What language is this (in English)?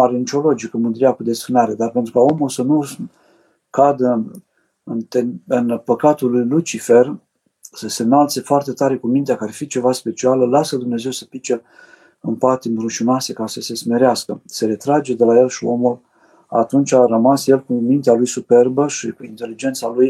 Romanian